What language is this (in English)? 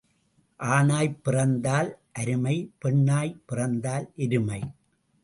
Tamil